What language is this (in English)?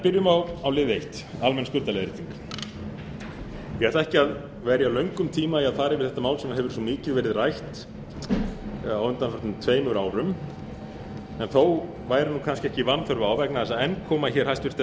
Icelandic